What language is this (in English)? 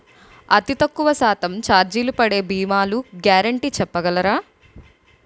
Telugu